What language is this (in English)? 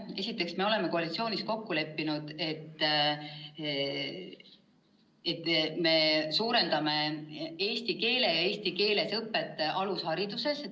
Estonian